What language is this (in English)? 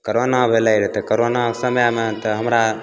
Maithili